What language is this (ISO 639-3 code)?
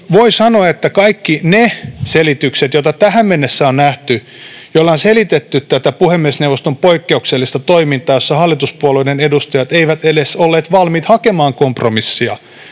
fin